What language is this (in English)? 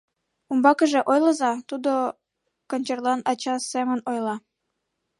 Mari